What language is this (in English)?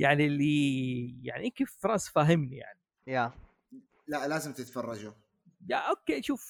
Arabic